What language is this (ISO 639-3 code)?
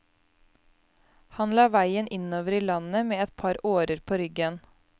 nor